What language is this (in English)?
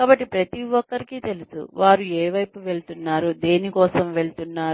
Telugu